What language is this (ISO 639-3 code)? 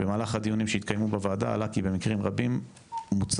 heb